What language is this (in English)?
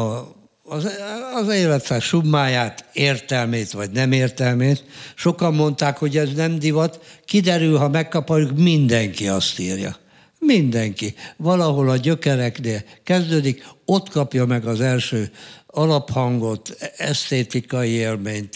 Hungarian